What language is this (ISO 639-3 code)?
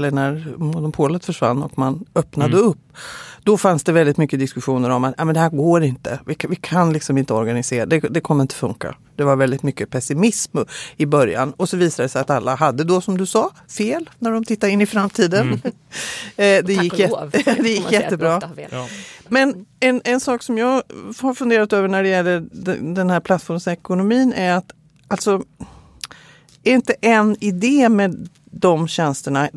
swe